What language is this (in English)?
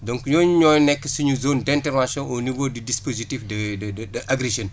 Wolof